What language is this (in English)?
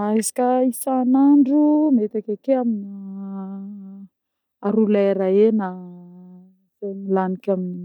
Northern Betsimisaraka Malagasy